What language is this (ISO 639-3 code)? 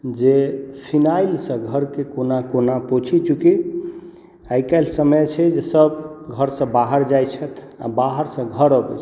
mai